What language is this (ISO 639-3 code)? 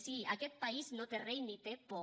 cat